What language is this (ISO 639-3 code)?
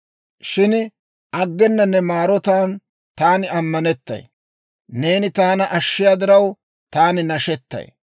dwr